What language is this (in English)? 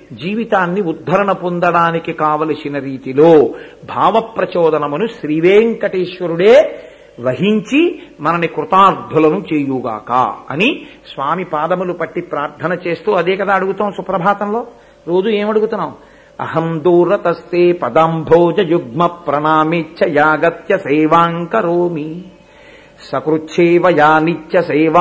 Telugu